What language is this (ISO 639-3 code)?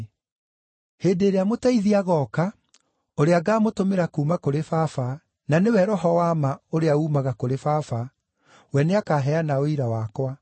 kik